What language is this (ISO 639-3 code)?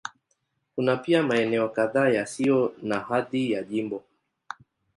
swa